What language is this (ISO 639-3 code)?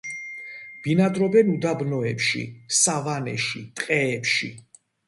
kat